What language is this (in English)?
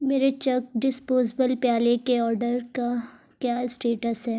Urdu